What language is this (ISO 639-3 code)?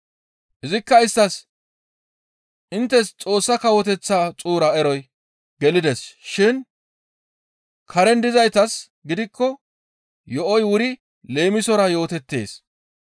gmv